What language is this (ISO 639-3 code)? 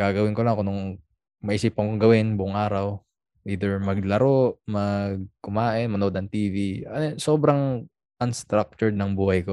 fil